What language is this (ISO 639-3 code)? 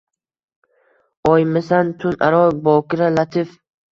uzb